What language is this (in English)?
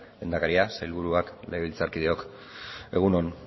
Basque